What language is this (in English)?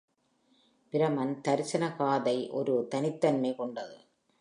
Tamil